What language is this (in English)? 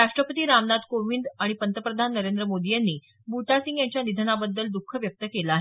Marathi